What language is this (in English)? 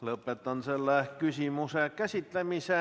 Estonian